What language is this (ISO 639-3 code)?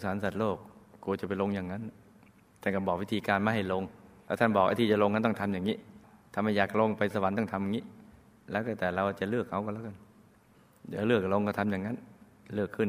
tha